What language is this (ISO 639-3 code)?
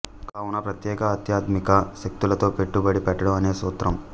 tel